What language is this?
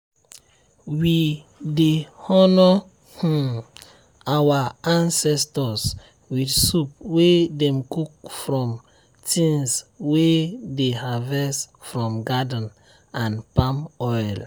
Nigerian Pidgin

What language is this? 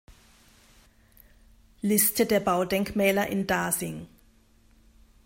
German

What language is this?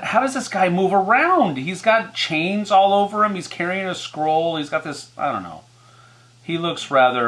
English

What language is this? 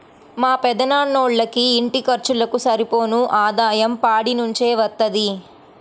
Telugu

